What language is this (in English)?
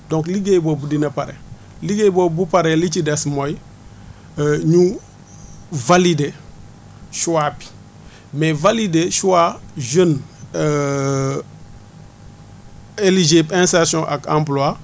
Wolof